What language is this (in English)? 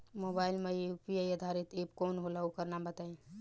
Bhojpuri